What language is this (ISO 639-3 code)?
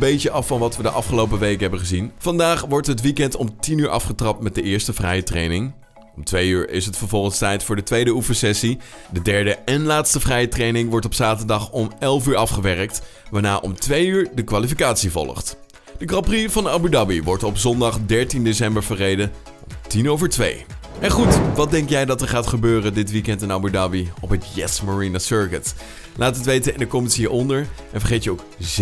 nld